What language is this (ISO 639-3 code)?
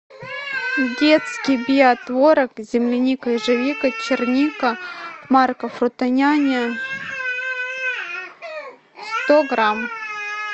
rus